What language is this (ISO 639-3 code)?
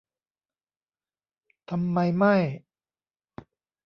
tha